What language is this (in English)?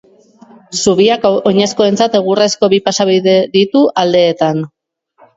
Basque